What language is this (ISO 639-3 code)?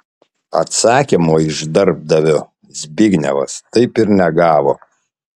lit